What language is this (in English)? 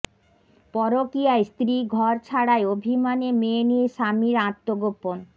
Bangla